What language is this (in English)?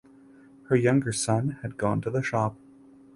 English